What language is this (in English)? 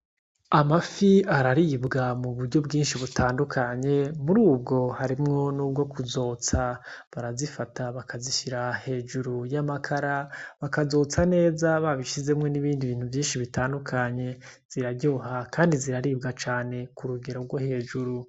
Rundi